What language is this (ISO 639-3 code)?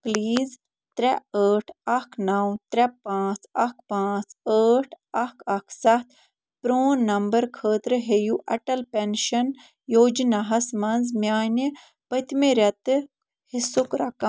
kas